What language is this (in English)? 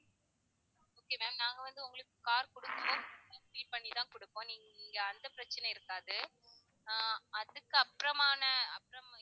Tamil